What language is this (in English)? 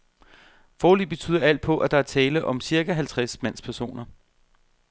Danish